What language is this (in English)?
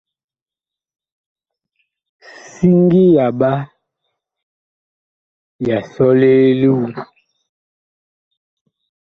Bakoko